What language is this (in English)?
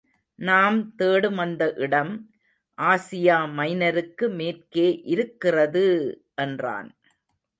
Tamil